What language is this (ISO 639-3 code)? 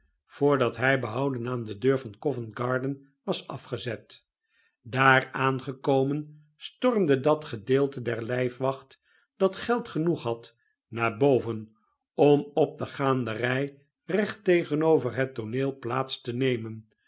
nld